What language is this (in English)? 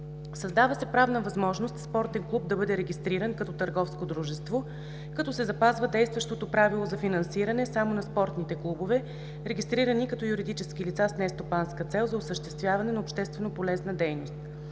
Bulgarian